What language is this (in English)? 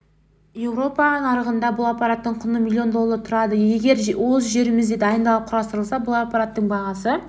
Kazakh